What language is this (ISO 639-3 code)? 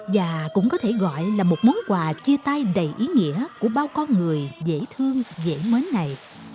vie